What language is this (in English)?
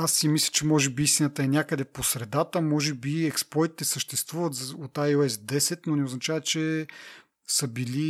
Bulgarian